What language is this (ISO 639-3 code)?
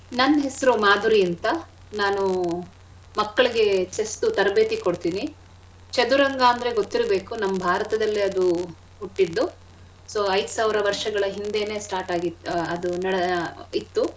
kan